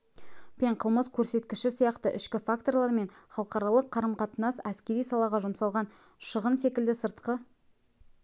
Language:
Kazakh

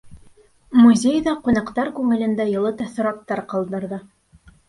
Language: Bashkir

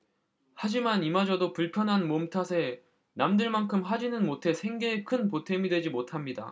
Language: Korean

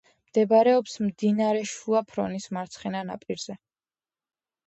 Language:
Georgian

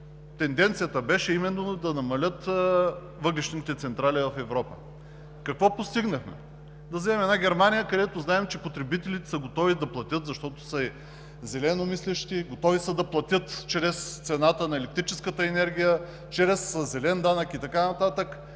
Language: Bulgarian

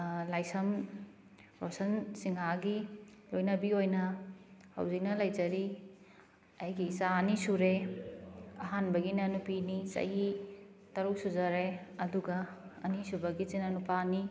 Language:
Manipuri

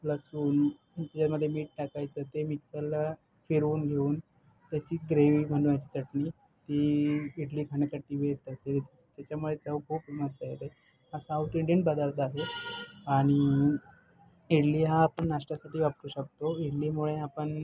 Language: Marathi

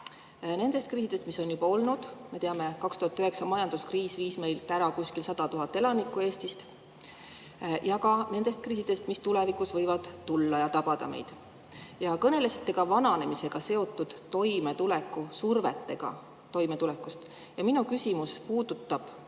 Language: Estonian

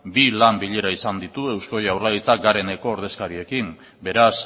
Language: Basque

